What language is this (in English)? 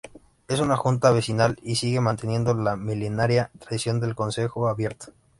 Spanish